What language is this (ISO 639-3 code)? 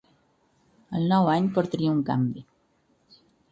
cat